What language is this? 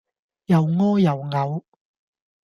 Cantonese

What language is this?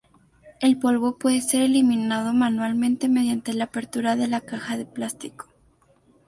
Spanish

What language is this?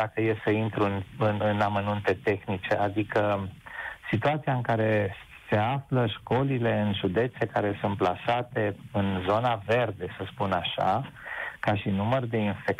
Romanian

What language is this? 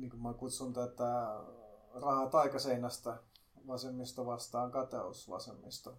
Finnish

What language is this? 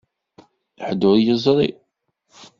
Kabyle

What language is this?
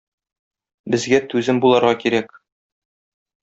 Tatar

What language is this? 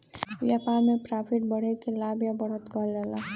Bhojpuri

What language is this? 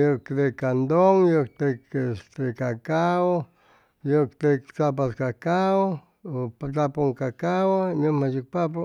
Chimalapa Zoque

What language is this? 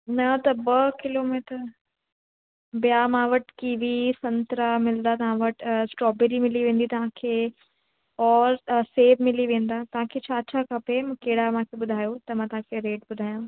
Sindhi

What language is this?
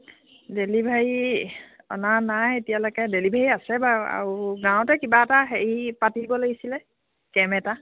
Assamese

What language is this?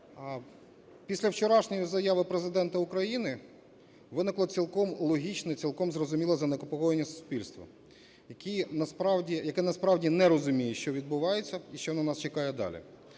Ukrainian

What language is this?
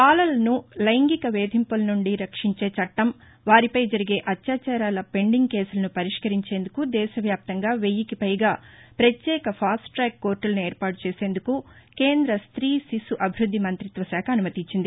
Telugu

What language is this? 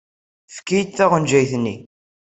Kabyle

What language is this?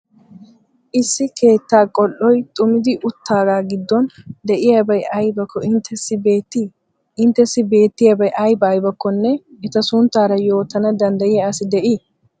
Wolaytta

